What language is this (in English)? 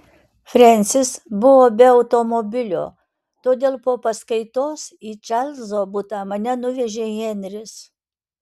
Lithuanian